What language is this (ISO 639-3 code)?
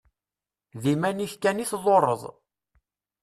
kab